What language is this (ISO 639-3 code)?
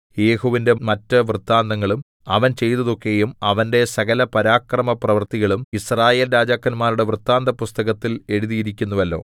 mal